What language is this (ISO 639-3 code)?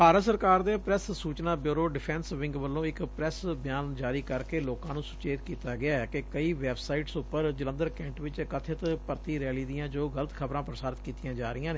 pan